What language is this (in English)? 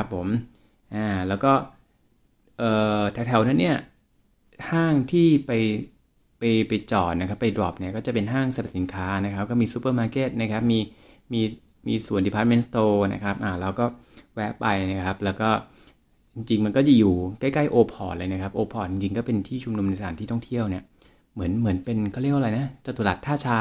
Thai